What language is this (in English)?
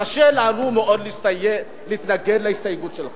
Hebrew